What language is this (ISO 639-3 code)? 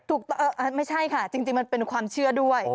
tha